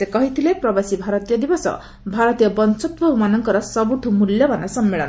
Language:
Odia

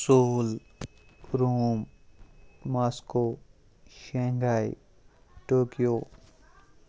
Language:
Kashmiri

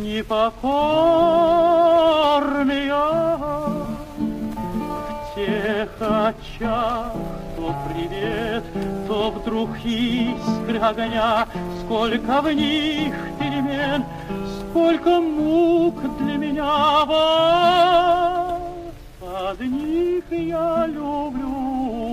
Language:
Russian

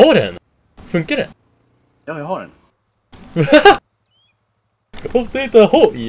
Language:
Swedish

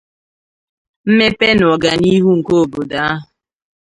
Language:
Igbo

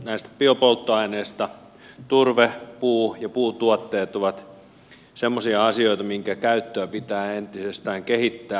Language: Finnish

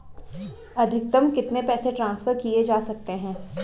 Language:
Hindi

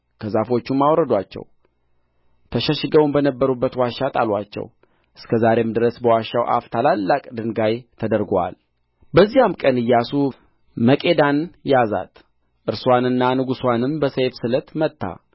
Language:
Amharic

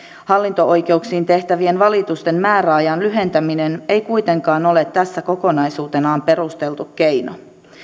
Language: Finnish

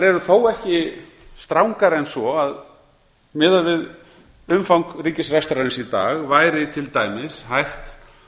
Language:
Icelandic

